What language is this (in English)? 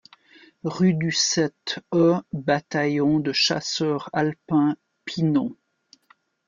French